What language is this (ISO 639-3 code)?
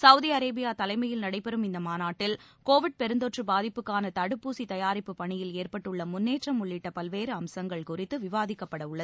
tam